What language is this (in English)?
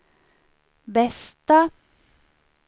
Swedish